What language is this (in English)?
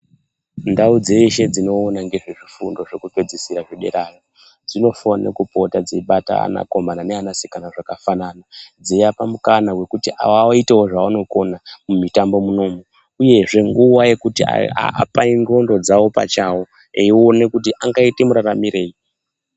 Ndau